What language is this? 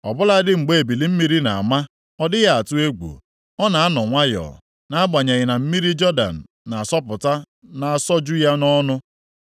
Igbo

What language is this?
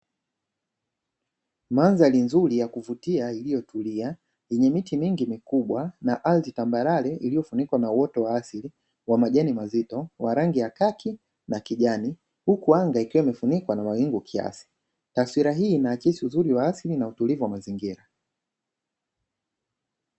Swahili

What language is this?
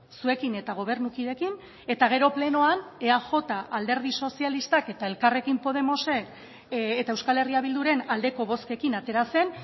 Basque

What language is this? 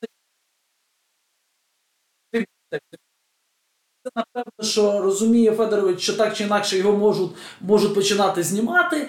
Ukrainian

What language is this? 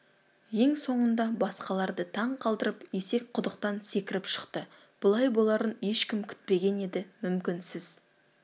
Kazakh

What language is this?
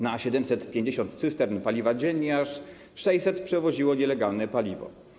Polish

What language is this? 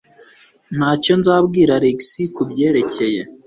Kinyarwanda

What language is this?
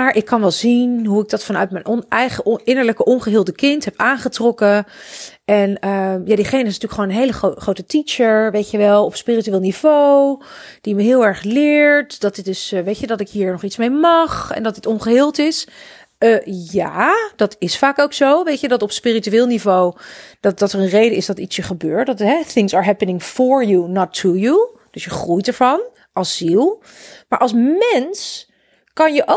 Dutch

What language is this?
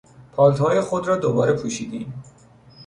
Persian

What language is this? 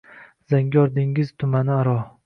Uzbek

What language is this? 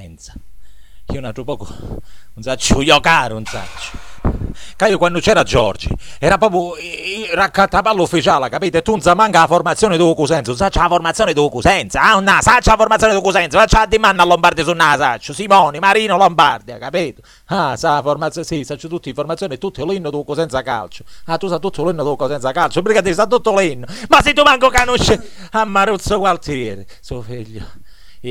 Italian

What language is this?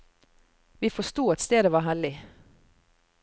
Norwegian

